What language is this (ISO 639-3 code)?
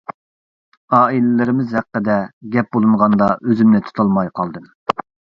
uig